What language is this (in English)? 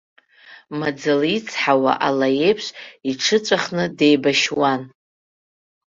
Abkhazian